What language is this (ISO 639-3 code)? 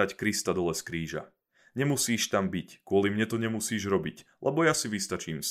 slk